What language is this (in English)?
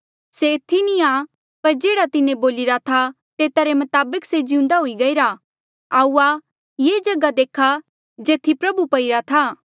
Mandeali